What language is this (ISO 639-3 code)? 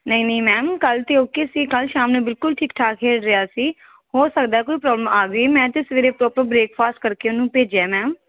pan